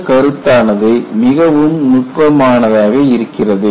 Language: Tamil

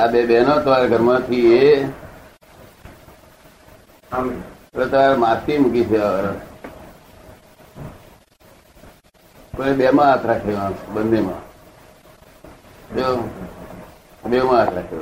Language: Gujarati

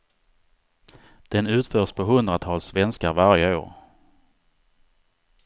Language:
Swedish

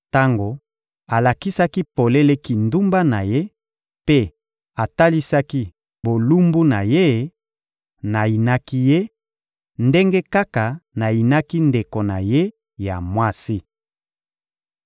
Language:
Lingala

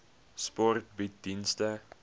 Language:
Afrikaans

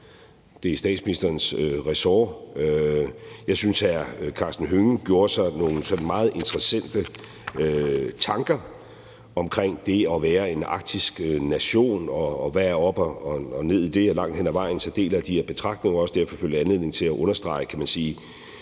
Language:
Danish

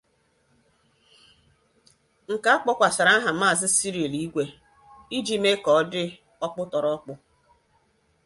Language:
Igbo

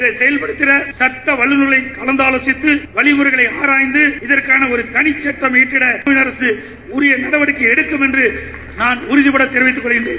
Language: Tamil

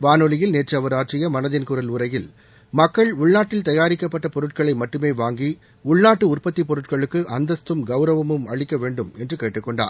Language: Tamil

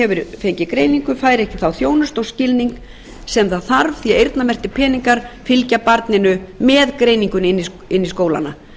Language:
Icelandic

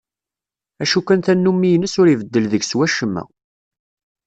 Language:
Kabyle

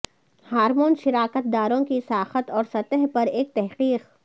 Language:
Urdu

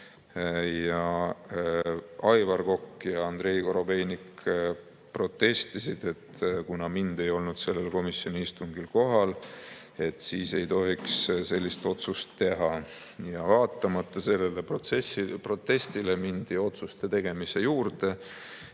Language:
Estonian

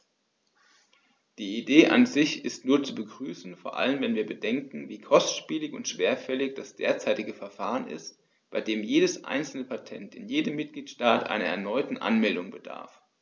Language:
German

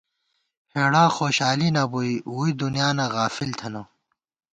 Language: Gawar-Bati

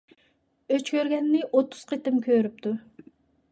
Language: Uyghur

